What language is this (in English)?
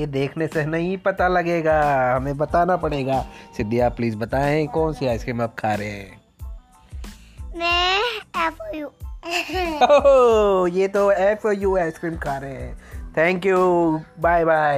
Hindi